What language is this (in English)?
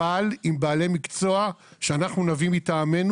Hebrew